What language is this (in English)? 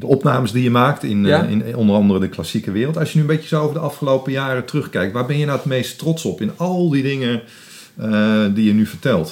Dutch